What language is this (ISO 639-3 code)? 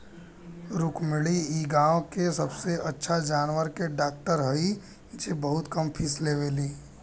bho